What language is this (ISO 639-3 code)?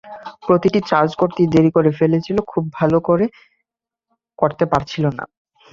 ben